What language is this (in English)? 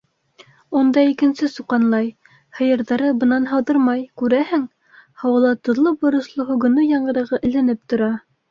Bashkir